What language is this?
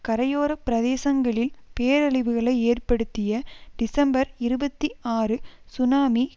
Tamil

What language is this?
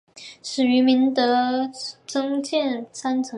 Chinese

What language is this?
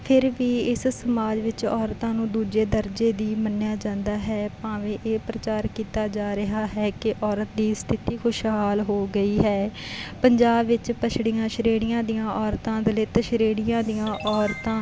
Punjabi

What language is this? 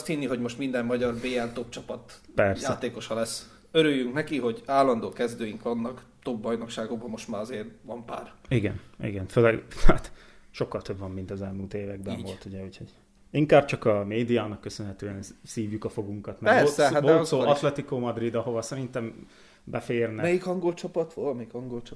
Hungarian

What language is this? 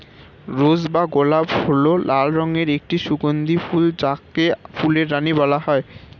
Bangla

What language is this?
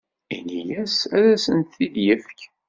Kabyle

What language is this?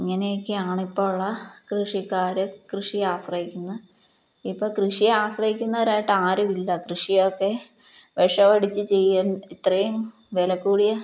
Malayalam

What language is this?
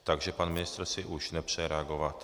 Czech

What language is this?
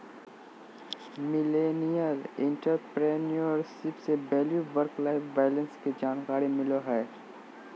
Magahi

